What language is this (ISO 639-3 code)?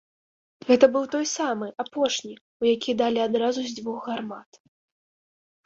bel